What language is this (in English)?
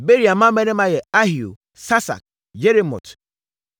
Akan